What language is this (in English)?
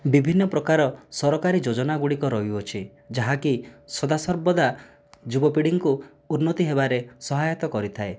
Odia